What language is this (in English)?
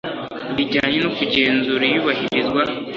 Kinyarwanda